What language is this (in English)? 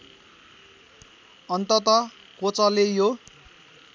Nepali